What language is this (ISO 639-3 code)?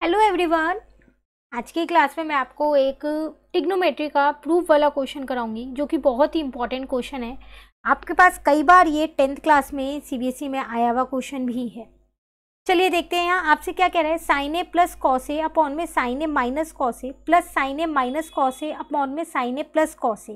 hin